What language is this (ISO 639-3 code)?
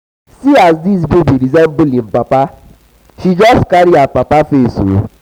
pcm